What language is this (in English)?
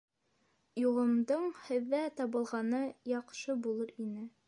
Bashkir